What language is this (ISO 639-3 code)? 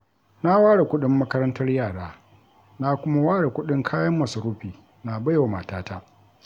hau